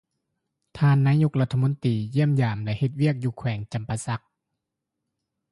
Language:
Lao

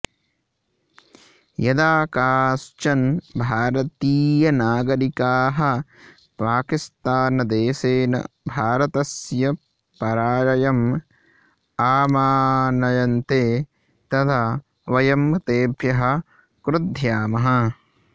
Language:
Sanskrit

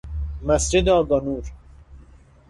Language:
Persian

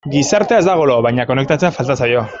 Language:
Basque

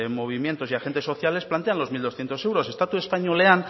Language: Spanish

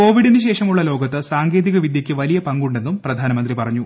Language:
Malayalam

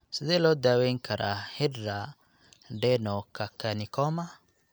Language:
Somali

